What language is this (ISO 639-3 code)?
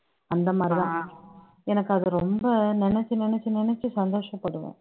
tam